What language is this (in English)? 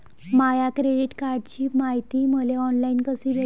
Marathi